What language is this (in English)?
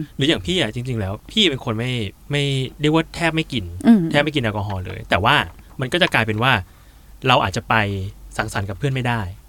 Thai